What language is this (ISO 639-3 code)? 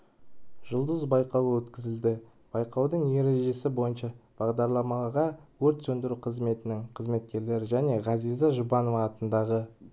kaz